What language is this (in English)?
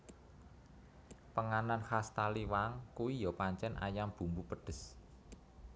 Javanese